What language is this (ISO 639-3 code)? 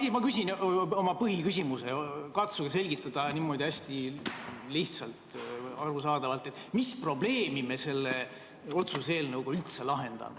est